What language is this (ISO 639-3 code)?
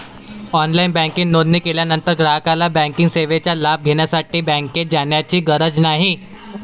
mar